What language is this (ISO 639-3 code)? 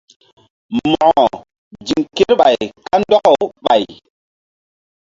mdd